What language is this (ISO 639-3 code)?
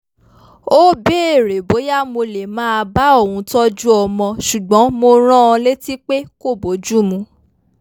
yor